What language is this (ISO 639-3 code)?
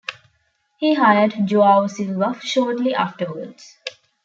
eng